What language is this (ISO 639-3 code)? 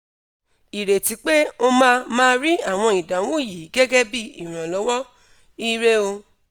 yor